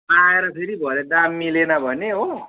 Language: Nepali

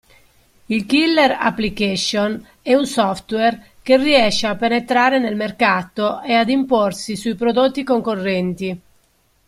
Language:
Italian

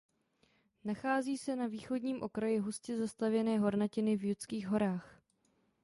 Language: Czech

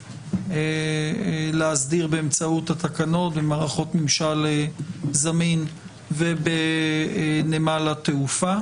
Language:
Hebrew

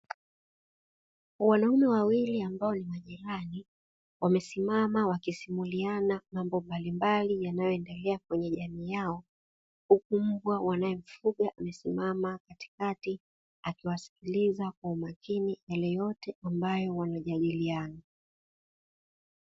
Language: Swahili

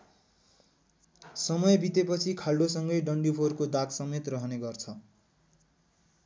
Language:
Nepali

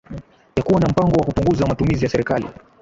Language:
Swahili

